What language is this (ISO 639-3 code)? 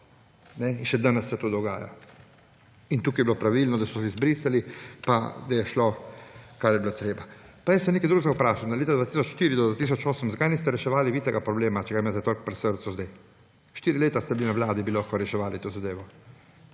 slv